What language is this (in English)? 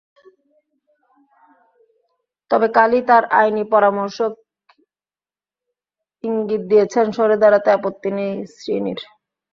Bangla